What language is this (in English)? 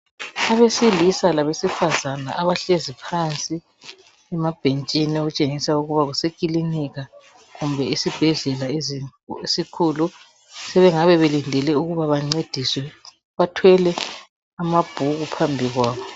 North Ndebele